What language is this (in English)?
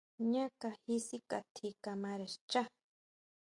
Huautla Mazatec